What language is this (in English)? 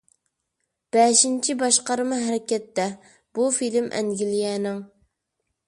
Uyghur